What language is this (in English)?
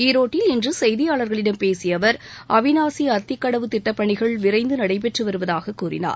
Tamil